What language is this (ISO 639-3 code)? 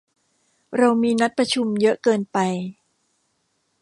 tha